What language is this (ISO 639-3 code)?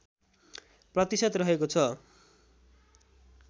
nep